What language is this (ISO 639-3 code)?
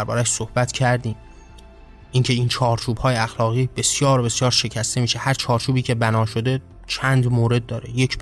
fas